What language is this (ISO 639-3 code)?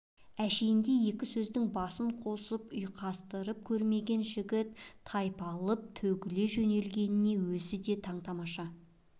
kaz